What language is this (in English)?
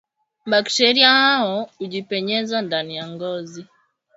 Swahili